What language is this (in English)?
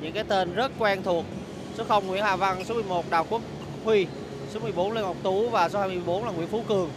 Vietnamese